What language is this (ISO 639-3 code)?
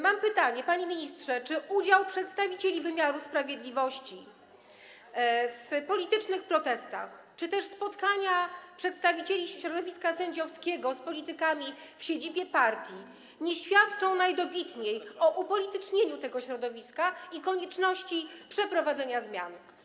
pol